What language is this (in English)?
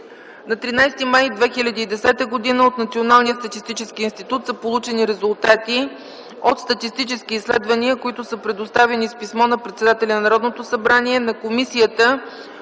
Bulgarian